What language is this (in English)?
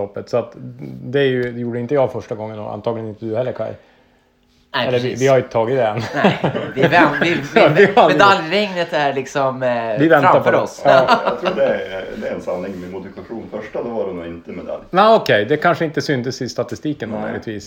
Swedish